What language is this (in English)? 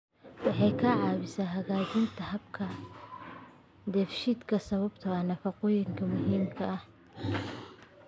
Somali